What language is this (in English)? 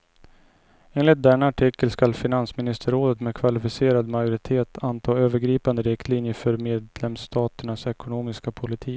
Swedish